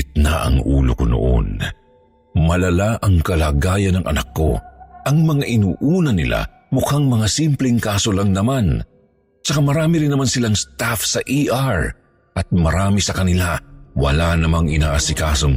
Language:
Filipino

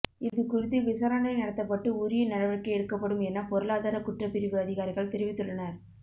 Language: Tamil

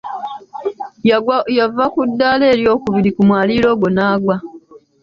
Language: Ganda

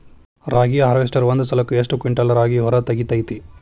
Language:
Kannada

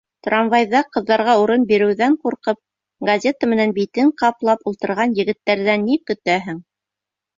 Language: Bashkir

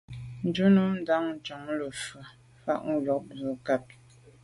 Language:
Medumba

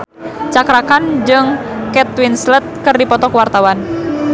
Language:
Sundanese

